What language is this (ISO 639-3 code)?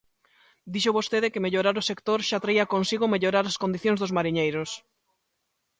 glg